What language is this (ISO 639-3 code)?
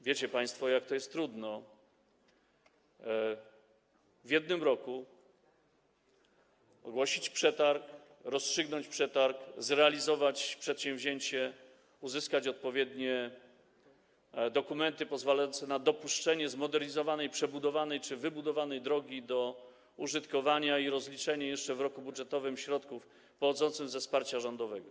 pol